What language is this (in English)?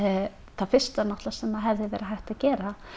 Icelandic